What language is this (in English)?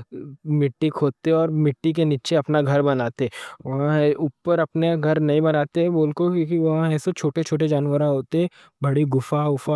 Deccan